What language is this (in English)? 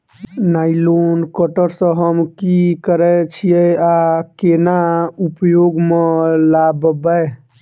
Maithili